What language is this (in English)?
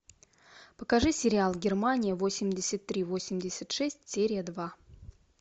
Russian